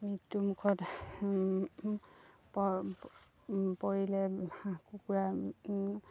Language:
Assamese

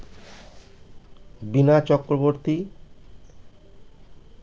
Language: Bangla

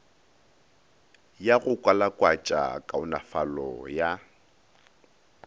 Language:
Northern Sotho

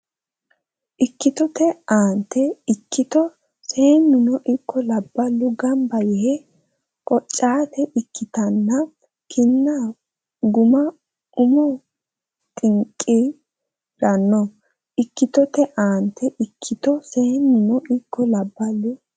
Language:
Sidamo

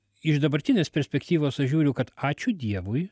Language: Lithuanian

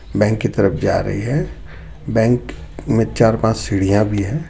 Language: Hindi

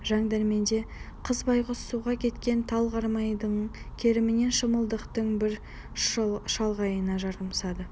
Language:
Kazakh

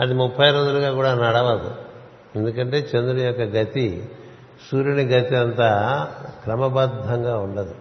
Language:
Telugu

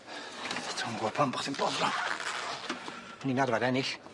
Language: Welsh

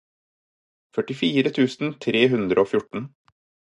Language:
Norwegian Bokmål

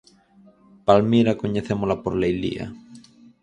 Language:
Galician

